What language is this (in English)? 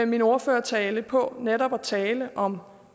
Danish